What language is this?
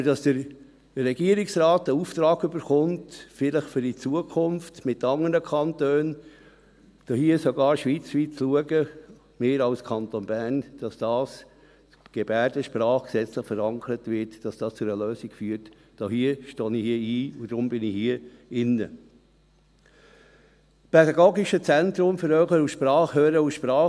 Swiss German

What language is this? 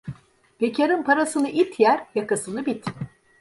Turkish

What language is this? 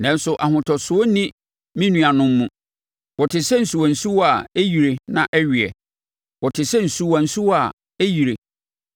Akan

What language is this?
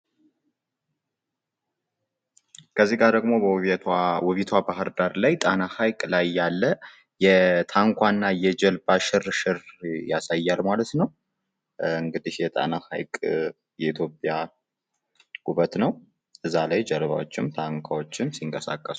Amharic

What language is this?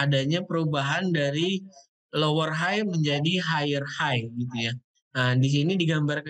Indonesian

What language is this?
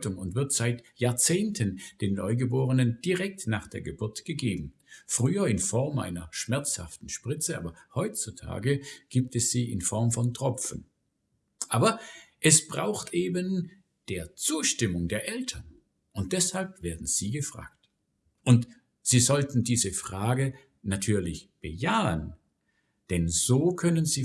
German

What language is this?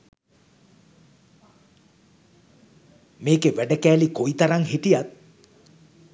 Sinhala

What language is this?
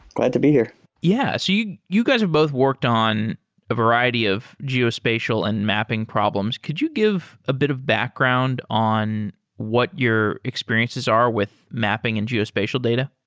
English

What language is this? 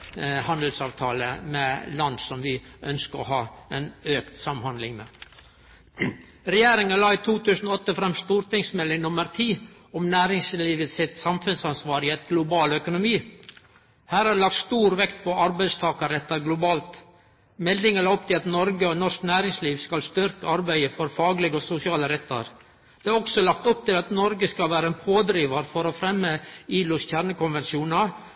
Norwegian Nynorsk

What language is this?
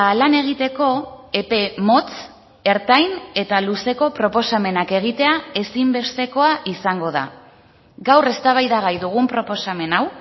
Basque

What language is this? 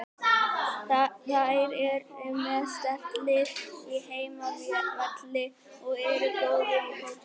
Icelandic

